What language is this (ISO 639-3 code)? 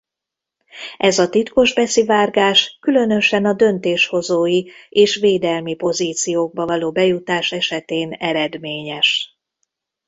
hun